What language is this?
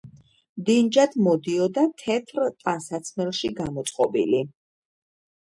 Georgian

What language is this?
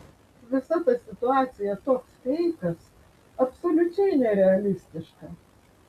Lithuanian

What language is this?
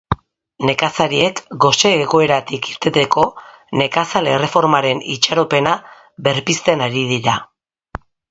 Basque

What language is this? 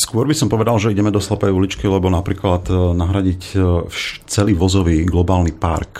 Slovak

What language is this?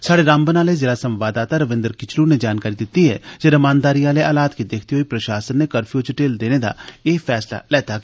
Dogri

